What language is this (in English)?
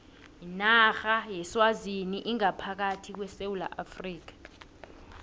South Ndebele